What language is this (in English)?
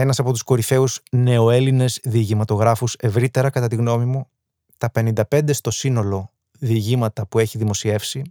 Greek